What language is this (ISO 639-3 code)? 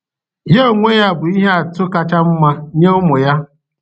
ibo